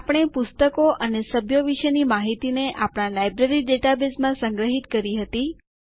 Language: Gujarati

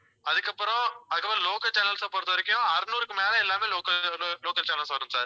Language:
Tamil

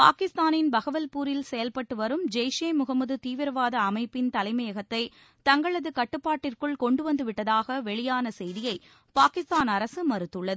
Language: Tamil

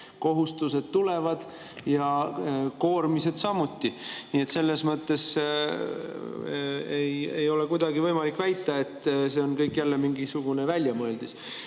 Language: Estonian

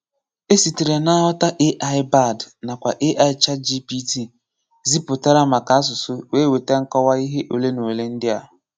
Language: Igbo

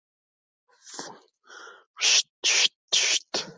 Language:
Uzbek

